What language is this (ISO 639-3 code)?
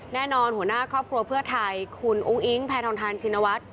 tha